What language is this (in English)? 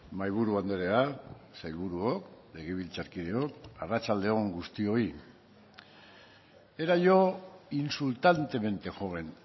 Basque